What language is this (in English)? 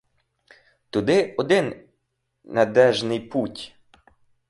Ukrainian